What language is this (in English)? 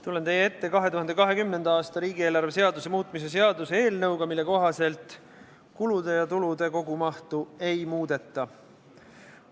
Estonian